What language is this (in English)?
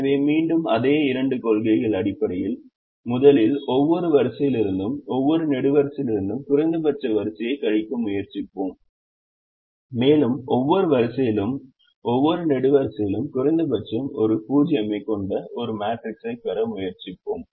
Tamil